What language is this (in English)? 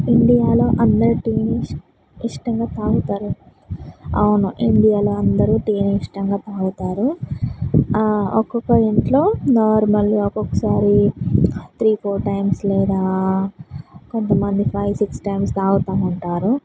Telugu